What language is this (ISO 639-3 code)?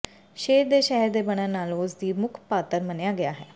pan